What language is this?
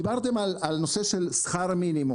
Hebrew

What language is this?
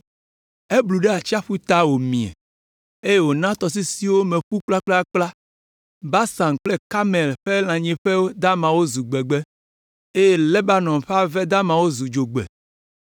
Ewe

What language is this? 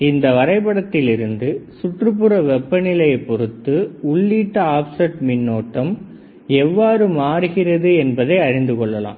Tamil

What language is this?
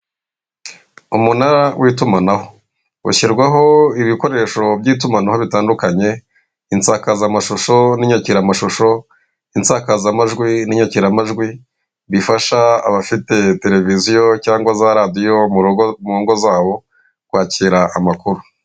Kinyarwanda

